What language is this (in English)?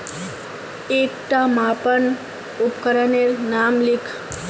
Magahi